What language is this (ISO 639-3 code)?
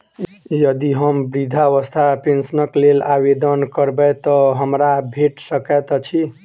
mai